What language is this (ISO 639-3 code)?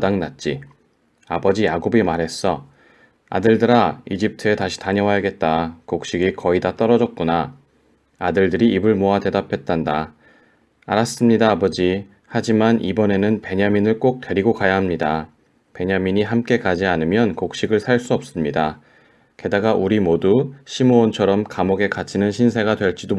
kor